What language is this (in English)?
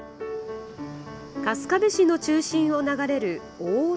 Japanese